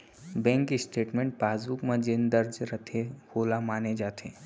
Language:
Chhattisgarhi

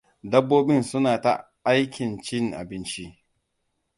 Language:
Hausa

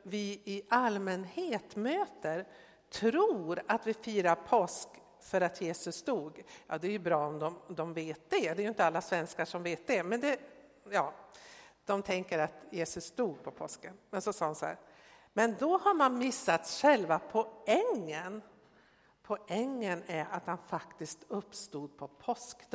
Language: Swedish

